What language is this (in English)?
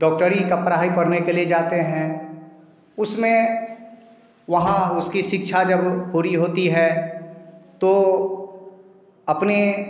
Hindi